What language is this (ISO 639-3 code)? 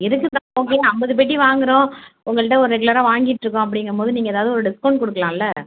tam